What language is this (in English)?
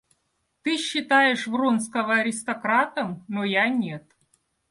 Russian